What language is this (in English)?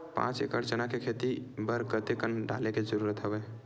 Chhattisgarhi